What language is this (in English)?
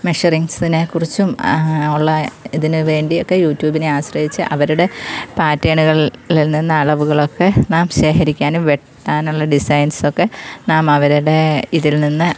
Malayalam